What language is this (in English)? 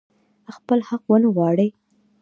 Pashto